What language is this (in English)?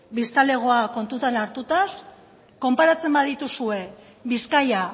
Basque